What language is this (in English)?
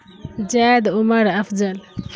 Urdu